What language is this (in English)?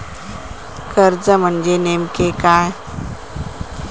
Marathi